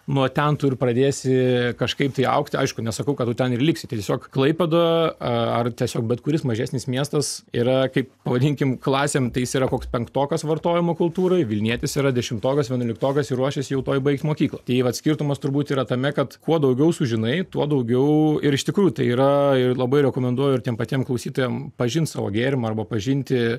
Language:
Lithuanian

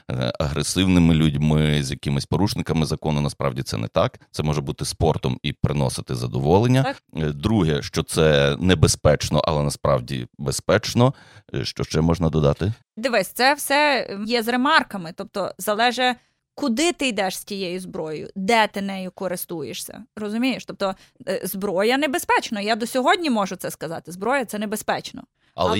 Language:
Ukrainian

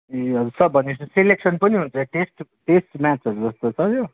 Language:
Nepali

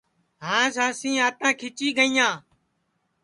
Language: Sansi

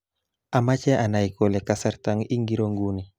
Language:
Kalenjin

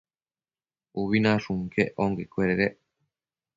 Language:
Matsés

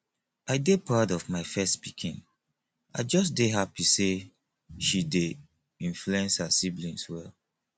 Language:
Nigerian Pidgin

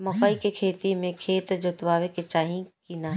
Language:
Bhojpuri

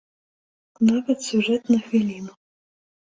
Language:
Belarusian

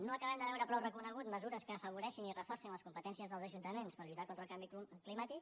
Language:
Catalan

